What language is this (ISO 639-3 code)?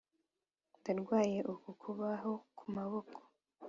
kin